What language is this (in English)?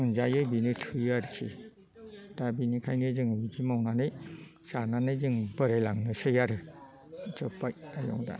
Bodo